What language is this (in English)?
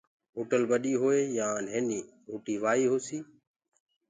Gurgula